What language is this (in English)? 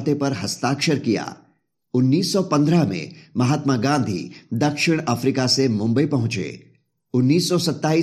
Hindi